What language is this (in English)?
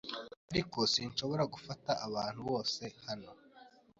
Kinyarwanda